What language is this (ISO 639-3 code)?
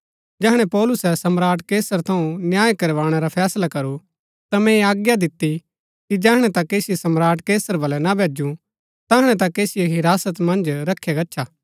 gbk